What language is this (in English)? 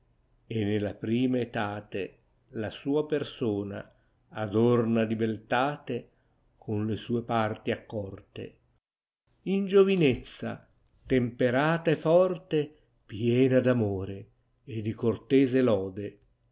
Italian